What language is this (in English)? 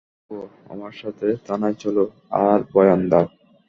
Bangla